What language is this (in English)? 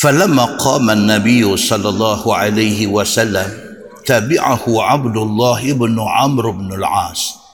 Malay